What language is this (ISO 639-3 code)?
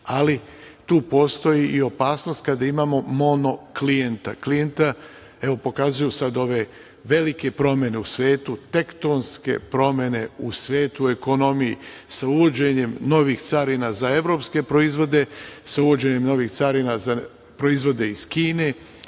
srp